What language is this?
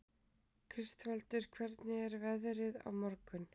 Icelandic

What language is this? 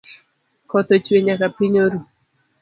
Luo (Kenya and Tanzania)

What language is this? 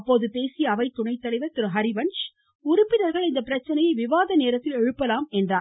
Tamil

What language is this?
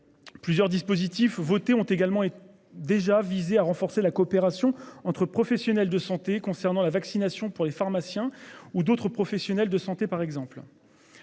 French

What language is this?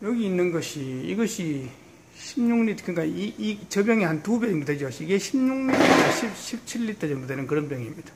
Korean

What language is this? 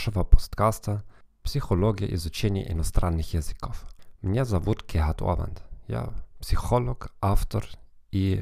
Russian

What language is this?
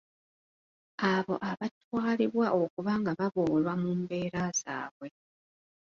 Ganda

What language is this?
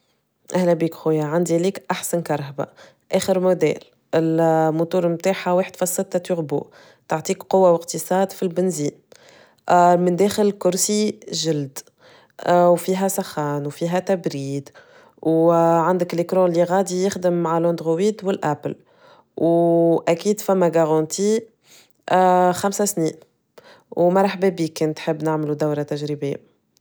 Tunisian Arabic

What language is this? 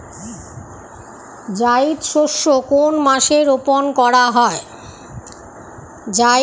Bangla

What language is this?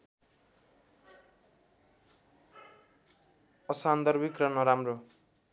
Nepali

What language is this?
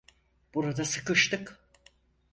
Turkish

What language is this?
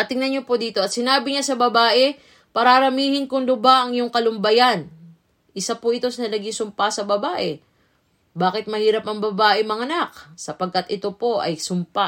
Filipino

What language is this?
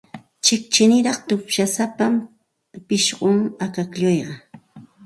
Santa Ana de Tusi Pasco Quechua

